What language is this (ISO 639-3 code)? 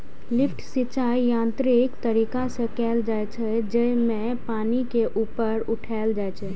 mai